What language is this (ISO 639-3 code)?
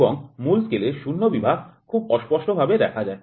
ben